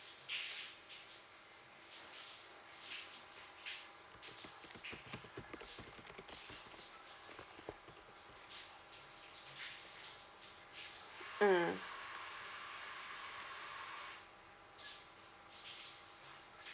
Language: English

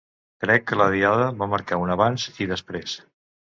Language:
Catalan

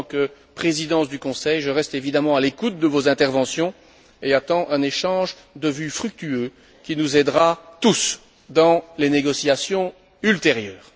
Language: French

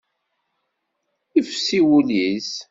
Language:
Kabyle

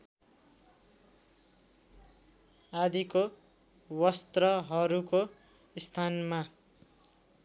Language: Nepali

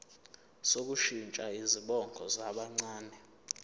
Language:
Zulu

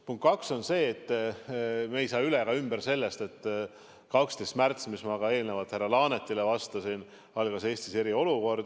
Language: Estonian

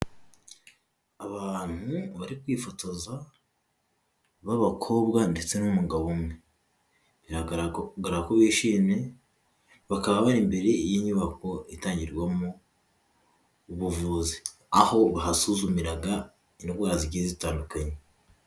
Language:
Kinyarwanda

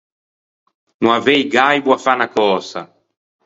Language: Ligurian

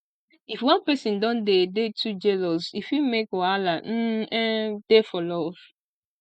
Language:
Nigerian Pidgin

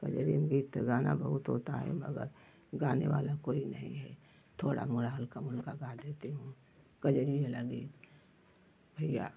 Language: Hindi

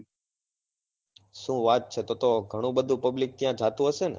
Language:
Gujarati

